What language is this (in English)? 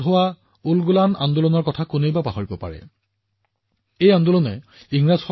Assamese